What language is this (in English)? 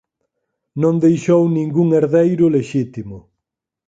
Galician